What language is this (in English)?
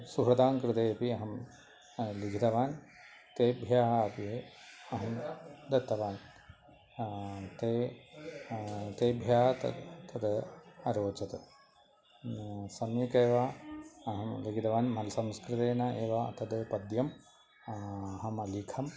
Sanskrit